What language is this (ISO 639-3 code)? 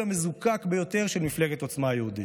heb